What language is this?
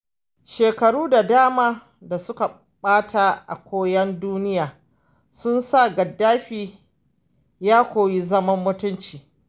Hausa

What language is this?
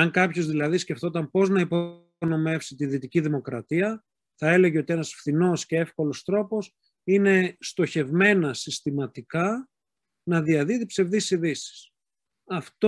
Greek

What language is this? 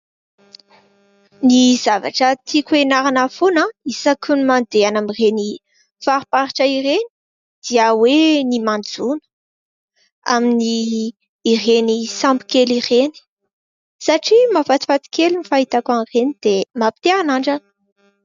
Malagasy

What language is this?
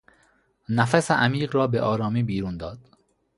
Persian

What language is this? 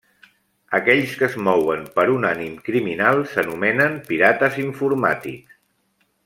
Catalan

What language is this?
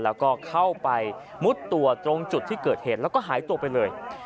Thai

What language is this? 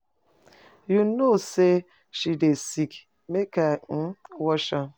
Nigerian Pidgin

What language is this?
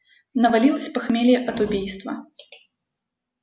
Russian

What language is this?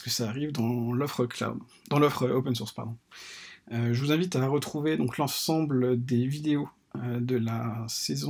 French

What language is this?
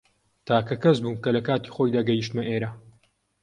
Central Kurdish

